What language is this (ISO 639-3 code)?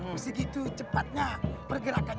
ind